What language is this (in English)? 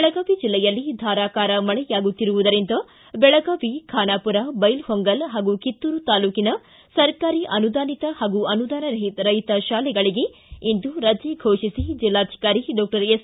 Kannada